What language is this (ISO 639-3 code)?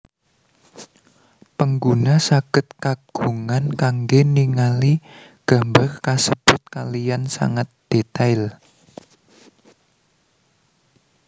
jav